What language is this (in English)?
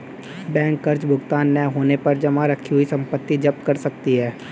Hindi